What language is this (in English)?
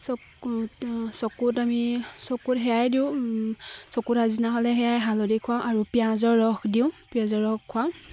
Assamese